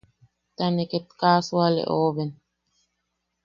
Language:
Yaqui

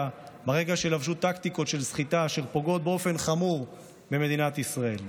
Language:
Hebrew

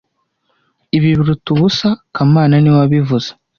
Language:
Kinyarwanda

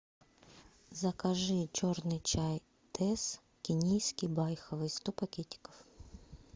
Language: Russian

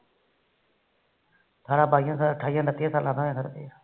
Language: Punjabi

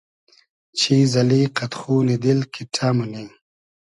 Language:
Hazaragi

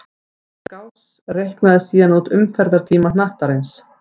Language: Icelandic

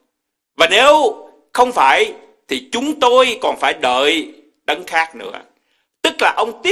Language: Vietnamese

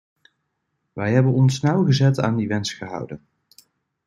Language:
Dutch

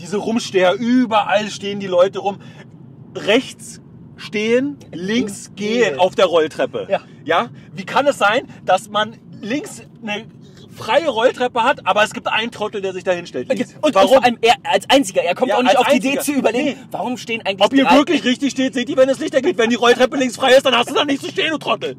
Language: German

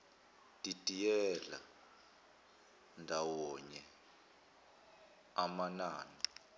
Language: Zulu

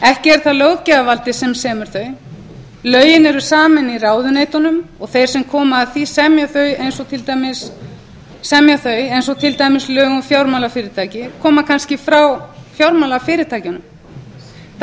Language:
Icelandic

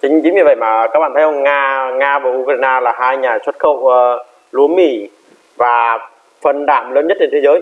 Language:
Vietnamese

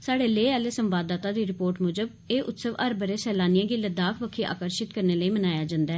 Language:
Dogri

